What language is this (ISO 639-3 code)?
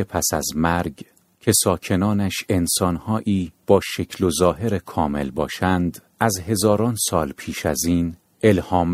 fas